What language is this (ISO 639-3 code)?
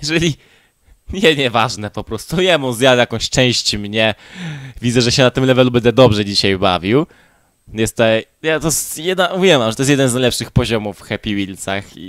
pol